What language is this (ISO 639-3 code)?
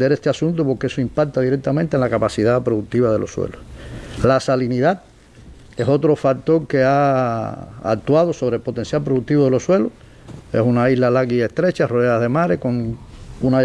spa